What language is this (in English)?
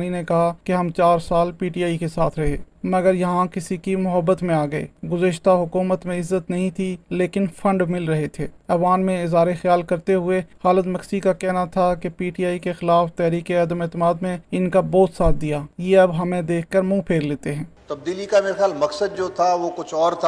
Urdu